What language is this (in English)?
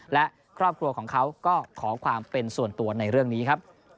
Thai